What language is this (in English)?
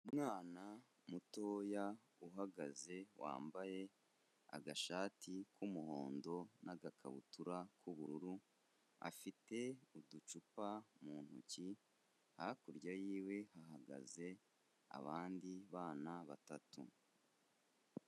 Kinyarwanda